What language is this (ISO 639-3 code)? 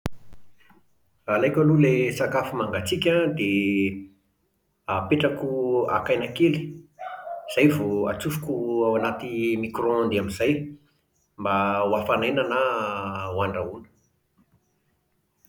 mlg